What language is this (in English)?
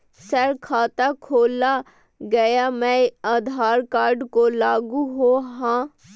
Magahi